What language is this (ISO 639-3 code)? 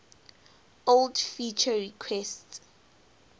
eng